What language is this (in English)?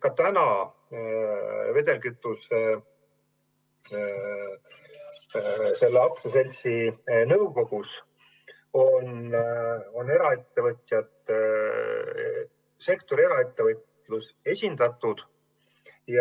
Estonian